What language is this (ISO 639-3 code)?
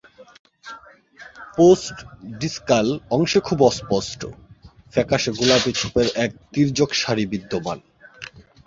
ben